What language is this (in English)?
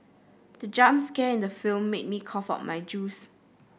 English